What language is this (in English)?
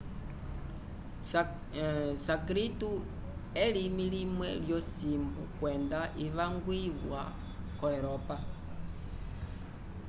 Umbundu